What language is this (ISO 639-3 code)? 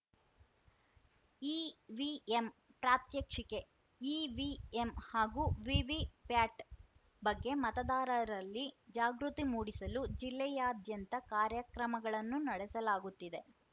kan